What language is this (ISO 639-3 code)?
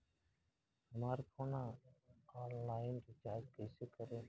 bho